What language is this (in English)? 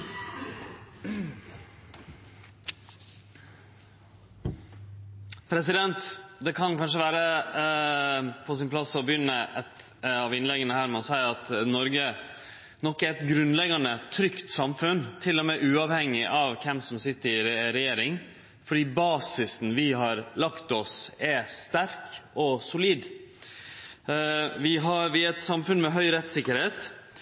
Norwegian Nynorsk